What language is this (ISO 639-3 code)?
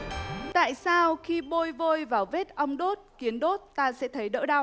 vie